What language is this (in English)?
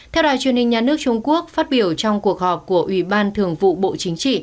Vietnamese